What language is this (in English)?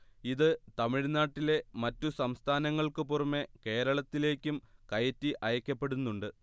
Malayalam